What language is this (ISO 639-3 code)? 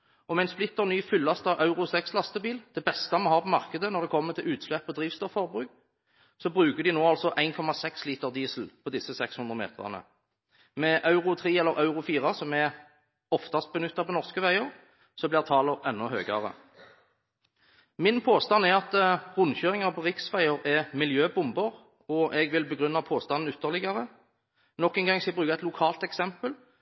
nob